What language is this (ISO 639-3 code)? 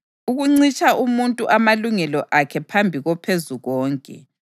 nde